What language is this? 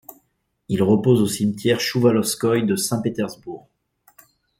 French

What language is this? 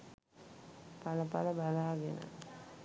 Sinhala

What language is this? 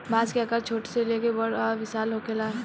Bhojpuri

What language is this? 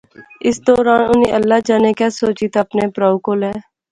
Pahari-Potwari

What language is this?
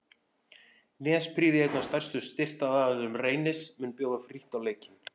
Icelandic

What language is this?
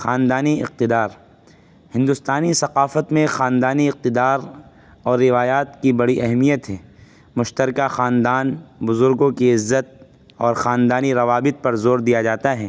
Urdu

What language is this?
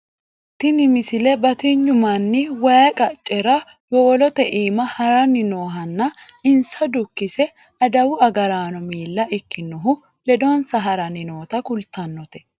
Sidamo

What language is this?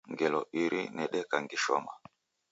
Taita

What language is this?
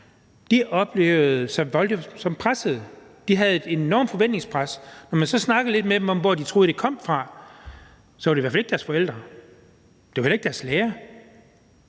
Danish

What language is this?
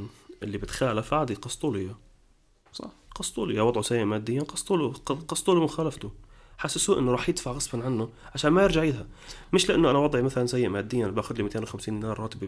Arabic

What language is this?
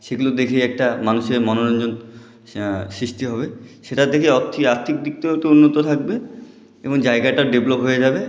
Bangla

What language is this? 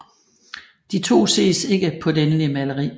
Danish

